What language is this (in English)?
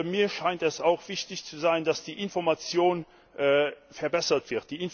German